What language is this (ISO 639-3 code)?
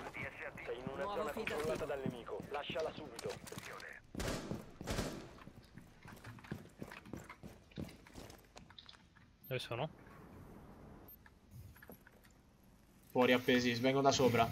ita